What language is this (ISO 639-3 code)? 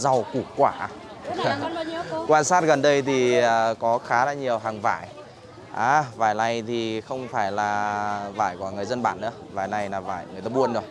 vie